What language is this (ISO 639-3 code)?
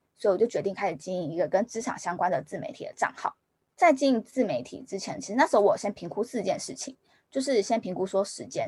zho